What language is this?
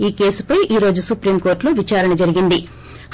Telugu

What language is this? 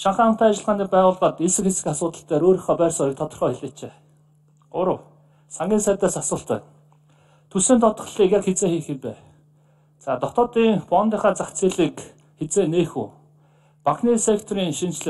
Turkish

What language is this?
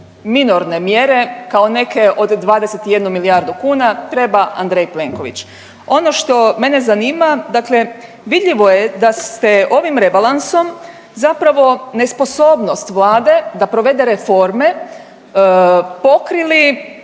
Croatian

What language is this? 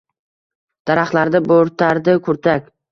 Uzbek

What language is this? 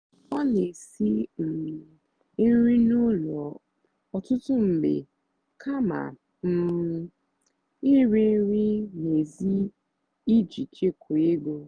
Igbo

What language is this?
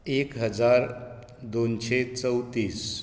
Konkani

